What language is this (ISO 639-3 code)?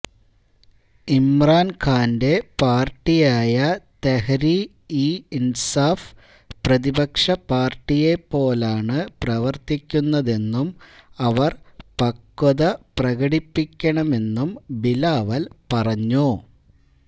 mal